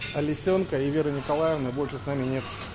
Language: Russian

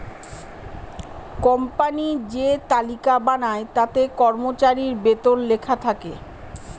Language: Bangla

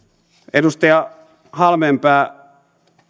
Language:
Finnish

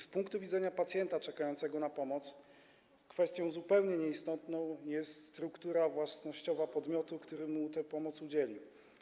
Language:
Polish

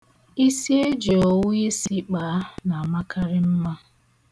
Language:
Igbo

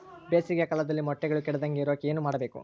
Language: Kannada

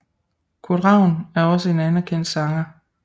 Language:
Danish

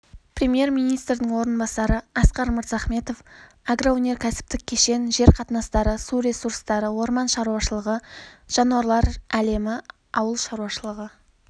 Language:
Kazakh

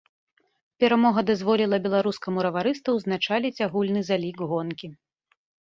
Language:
Belarusian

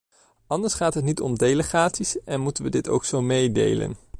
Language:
Dutch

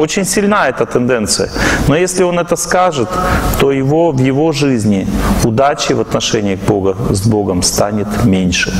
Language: Russian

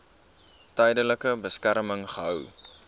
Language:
Afrikaans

